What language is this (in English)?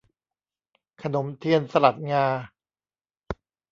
Thai